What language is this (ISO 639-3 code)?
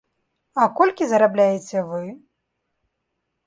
bel